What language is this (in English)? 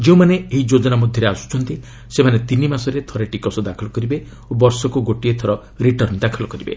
Odia